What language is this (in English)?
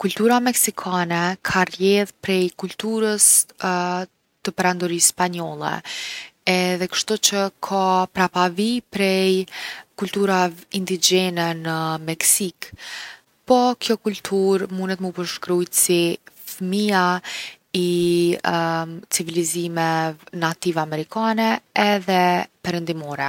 Gheg Albanian